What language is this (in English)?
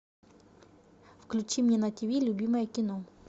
Russian